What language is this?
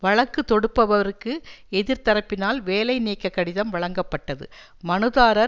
Tamil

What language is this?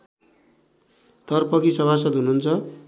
Nepali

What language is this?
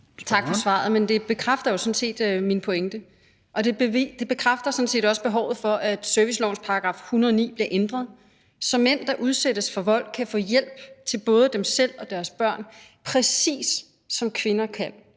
Danish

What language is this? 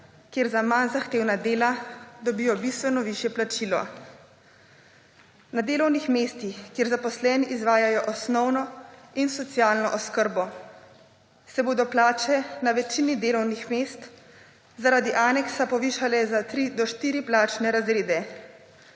Slovenian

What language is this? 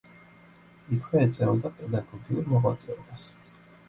Georgian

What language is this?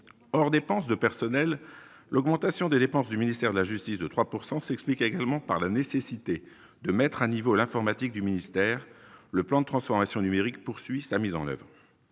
French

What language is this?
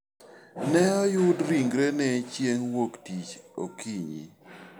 Luo (Kenya and Tanzania)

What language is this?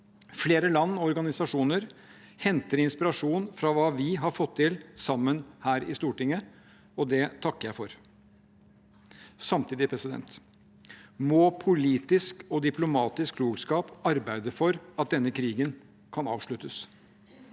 Norwegian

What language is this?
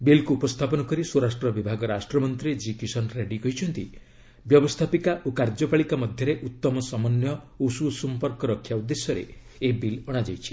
Odia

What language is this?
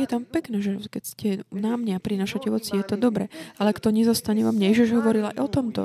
Slovak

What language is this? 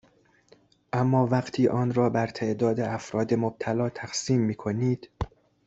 Persian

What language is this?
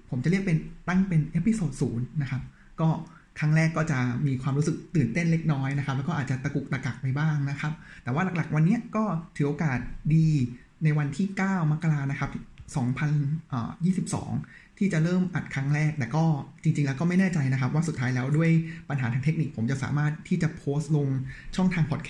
Thai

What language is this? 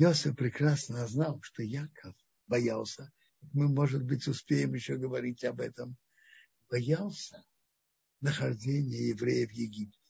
Russian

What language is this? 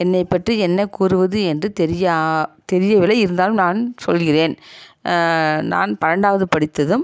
Tamil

